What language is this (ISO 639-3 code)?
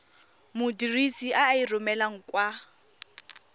tsn